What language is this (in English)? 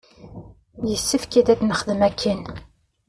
Kabyle